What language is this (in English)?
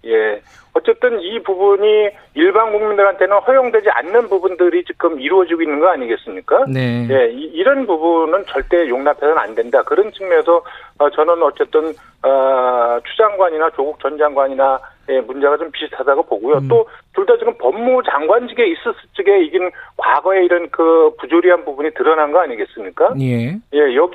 Korean